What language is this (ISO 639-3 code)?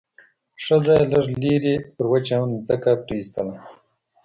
pus